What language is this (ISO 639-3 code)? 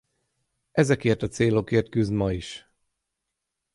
hun